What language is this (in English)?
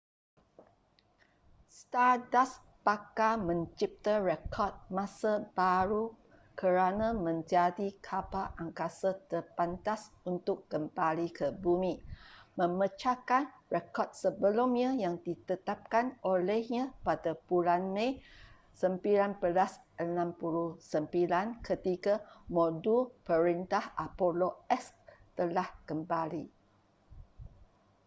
Malay